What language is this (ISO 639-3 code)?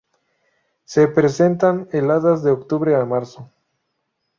spa